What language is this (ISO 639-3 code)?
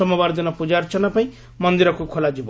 ori